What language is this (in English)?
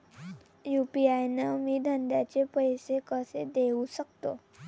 Marathi